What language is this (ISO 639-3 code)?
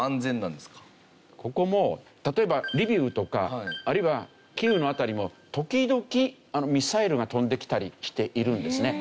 jpn